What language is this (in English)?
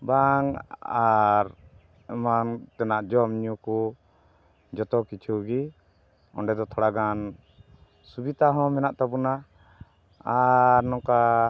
Santali